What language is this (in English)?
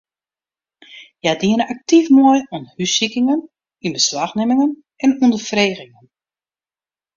Western Frisian